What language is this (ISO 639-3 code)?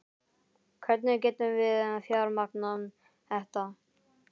isl